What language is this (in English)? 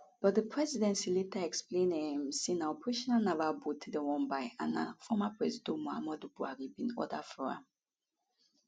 Nigerian Pidgin